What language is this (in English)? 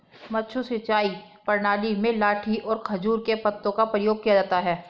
Hindi